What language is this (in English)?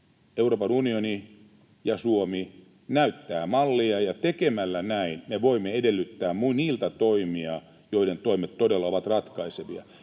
Finnish